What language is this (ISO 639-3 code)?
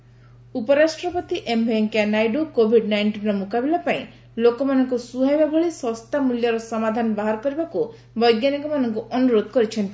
ori